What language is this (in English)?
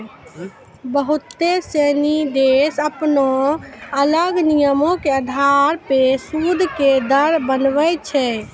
Maithili